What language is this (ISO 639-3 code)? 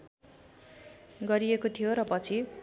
nep